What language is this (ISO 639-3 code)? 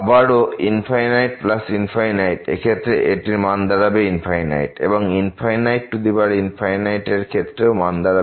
ben